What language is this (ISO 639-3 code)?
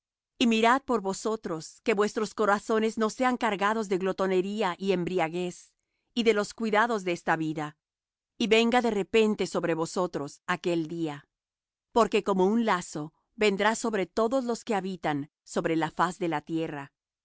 spa